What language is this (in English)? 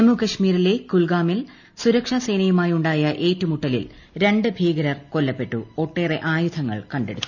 Malayalam